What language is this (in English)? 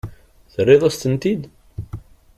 Kabyle